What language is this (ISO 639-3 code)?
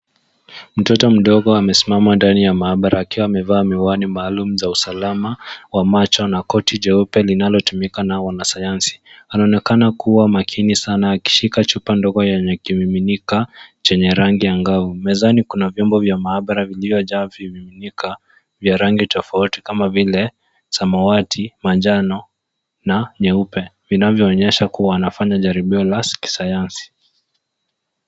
swa